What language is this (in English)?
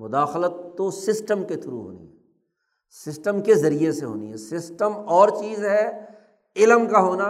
Urdu